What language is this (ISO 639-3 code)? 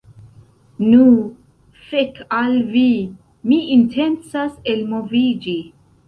epo